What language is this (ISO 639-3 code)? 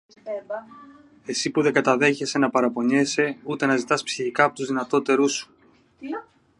ell